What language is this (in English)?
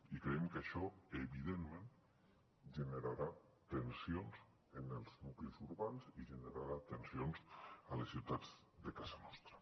Catalan